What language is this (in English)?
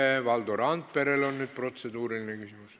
Estonian